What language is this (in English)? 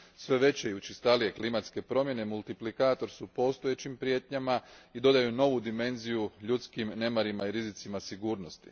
Croatian